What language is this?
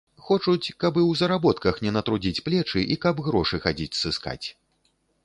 Belarusian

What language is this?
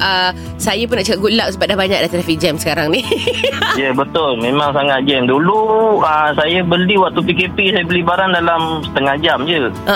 Malay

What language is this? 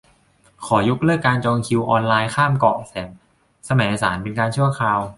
Thai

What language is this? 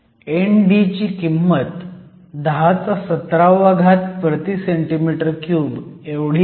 Marathi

